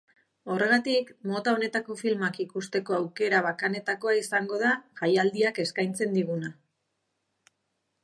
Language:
Basque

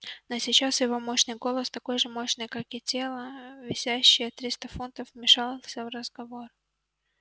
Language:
Russian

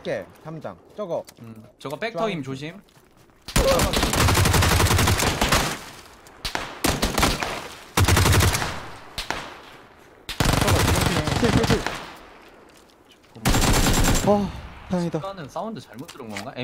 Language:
Korean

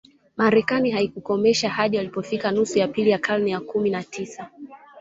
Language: Swahili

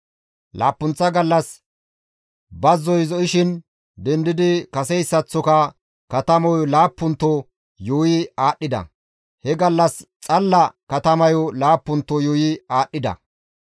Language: Gamo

